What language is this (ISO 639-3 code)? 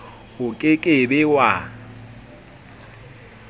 sot